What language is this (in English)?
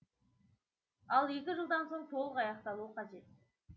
Kazakh